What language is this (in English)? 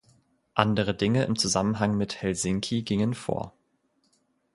German